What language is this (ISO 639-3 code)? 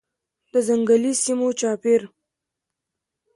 pus